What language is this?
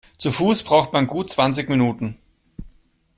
German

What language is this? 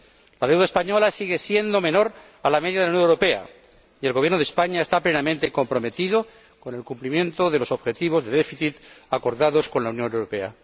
Spanish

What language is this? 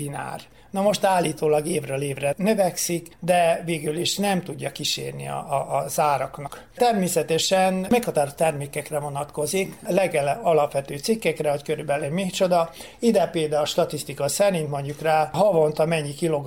Hungarian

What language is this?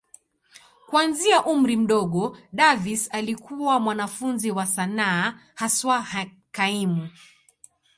Swahili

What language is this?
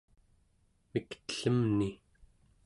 Central Yupik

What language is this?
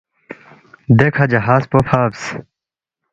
Balti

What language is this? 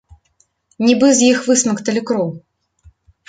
Belarusian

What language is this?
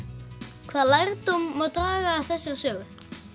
Icelandic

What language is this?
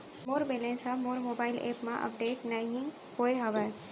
Chhattisgarhi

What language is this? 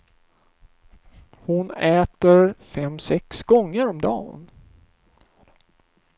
Swedish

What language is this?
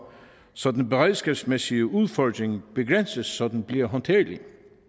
Danish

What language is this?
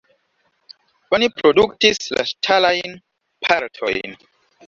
Esperanto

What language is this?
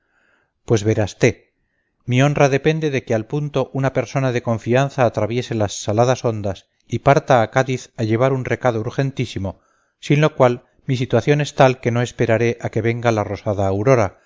Spanish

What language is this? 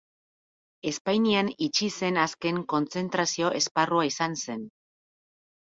Basque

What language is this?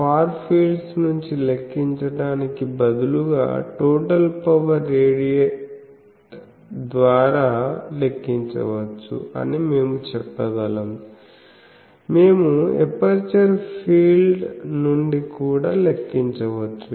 Telugu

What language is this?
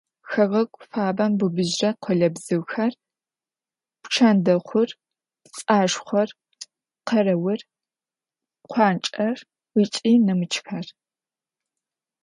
Adyghe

